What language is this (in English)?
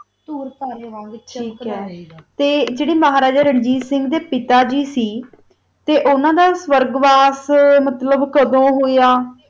Punjabi